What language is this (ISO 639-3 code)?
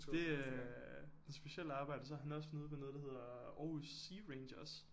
dan